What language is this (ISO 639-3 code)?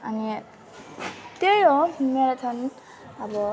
nep